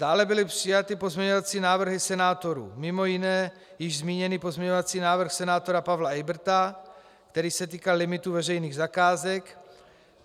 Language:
Czech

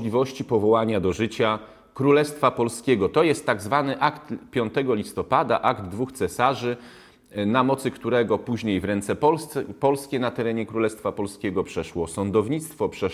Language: Polish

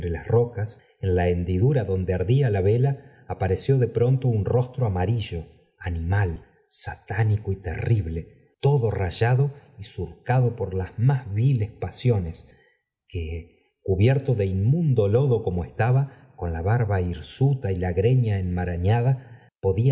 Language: Spanish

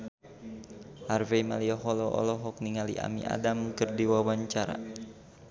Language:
Sundanese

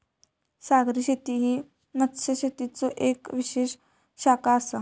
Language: Marathi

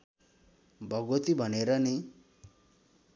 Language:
Nepali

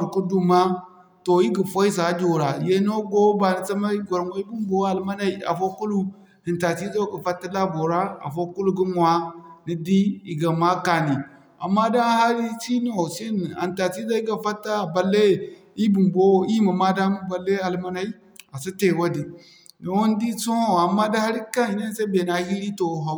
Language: Zarma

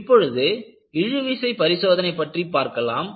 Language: Tamil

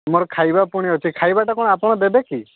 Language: Odia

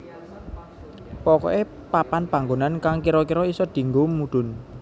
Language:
Javanese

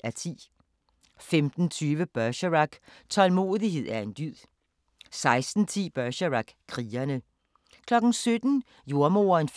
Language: Danish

